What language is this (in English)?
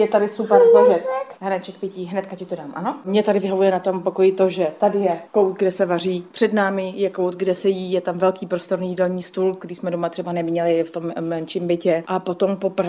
Czech